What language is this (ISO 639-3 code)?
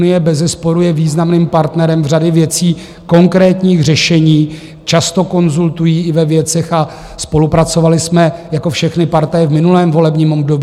ces